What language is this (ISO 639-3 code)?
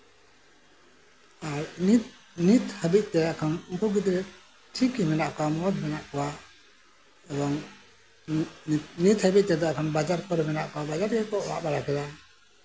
sat